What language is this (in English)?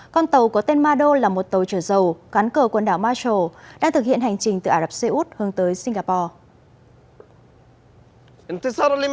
Vietnamese